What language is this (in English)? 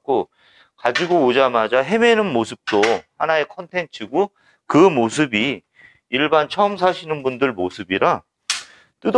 Korean